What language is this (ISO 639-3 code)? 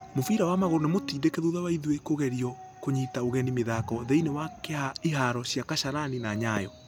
kik